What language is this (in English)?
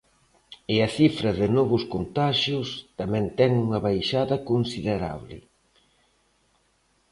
Galician